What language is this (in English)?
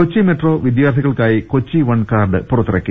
Malayalam